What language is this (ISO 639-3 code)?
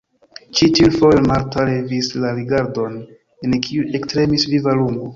epo